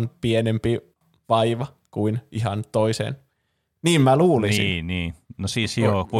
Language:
Finnish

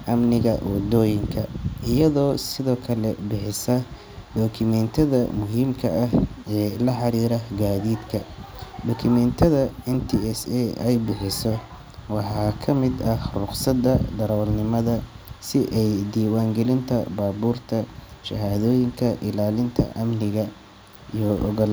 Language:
Somali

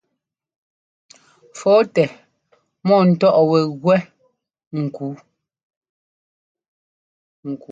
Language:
Ngomba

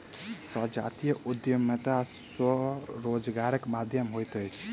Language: Maithili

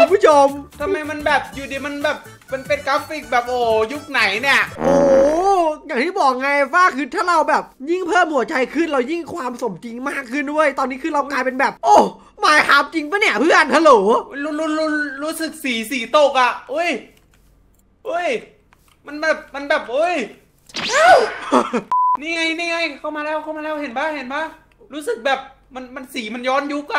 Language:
Thai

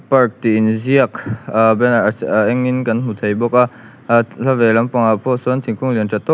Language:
Mizo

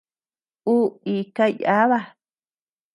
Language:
Tepeuxila Cuicatec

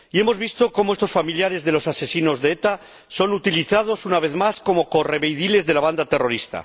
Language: Spanish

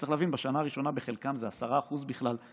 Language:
Hebrew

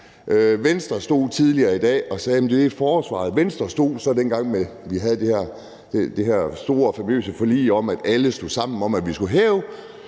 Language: Danish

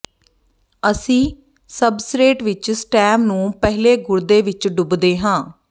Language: Punjabi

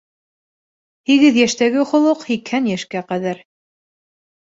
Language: Bashkir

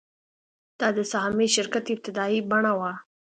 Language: Pashto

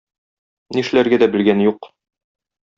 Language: Tatar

